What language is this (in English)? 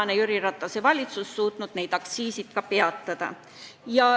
Estonian